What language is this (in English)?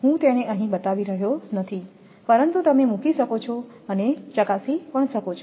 Gujarati